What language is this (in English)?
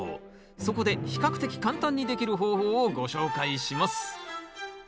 Japanese